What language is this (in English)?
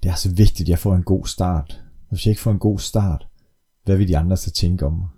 Danish